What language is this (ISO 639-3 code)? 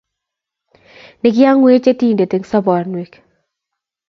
kln